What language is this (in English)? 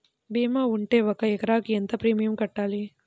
Telugu